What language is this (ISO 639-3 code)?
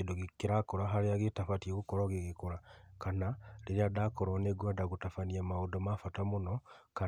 kik